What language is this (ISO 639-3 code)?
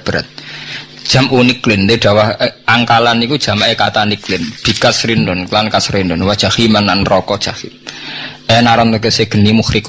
ind